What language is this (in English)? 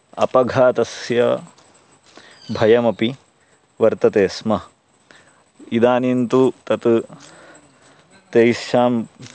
Sanskrit